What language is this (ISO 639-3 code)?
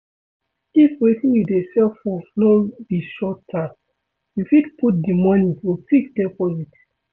pcm